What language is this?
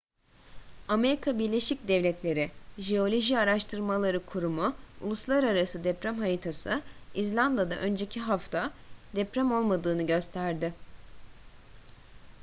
Turkish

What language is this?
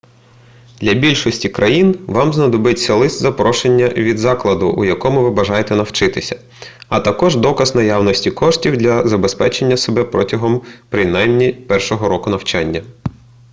Ukrainian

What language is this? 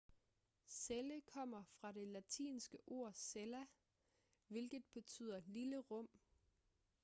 Danish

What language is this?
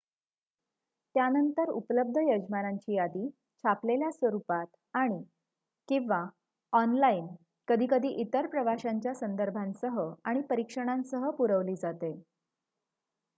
Marathi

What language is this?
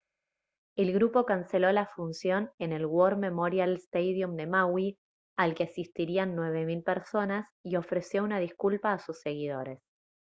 Spanish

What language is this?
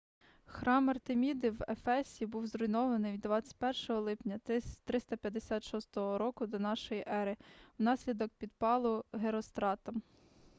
Ukrainian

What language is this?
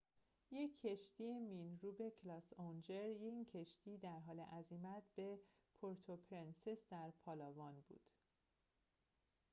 Persian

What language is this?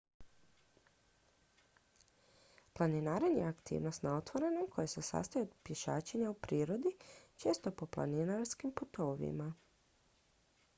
Croatian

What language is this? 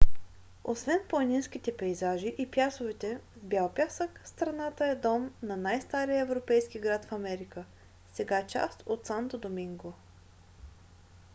Bulgarian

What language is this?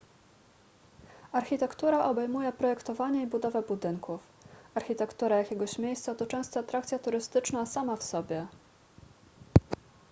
Polish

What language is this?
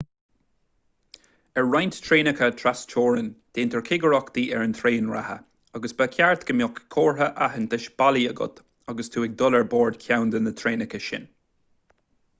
Irish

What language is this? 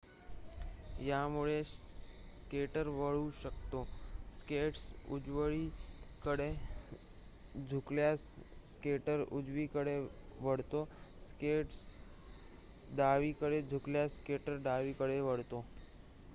Marathi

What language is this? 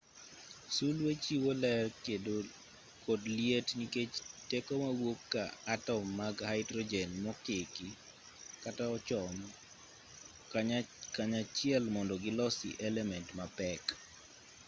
Luo (Kenya and Tanzania)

